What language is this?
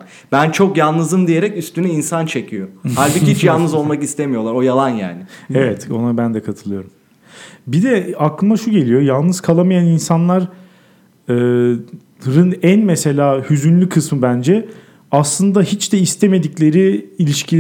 Turkish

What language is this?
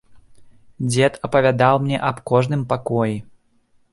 Belarusian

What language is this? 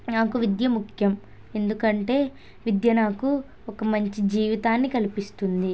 Telugu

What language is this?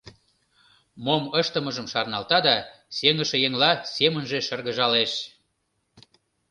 Mari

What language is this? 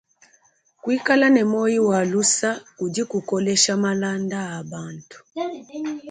Luba-Lulua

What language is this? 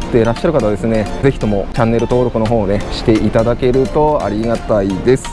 Japanese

